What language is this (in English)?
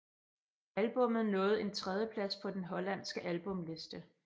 Danish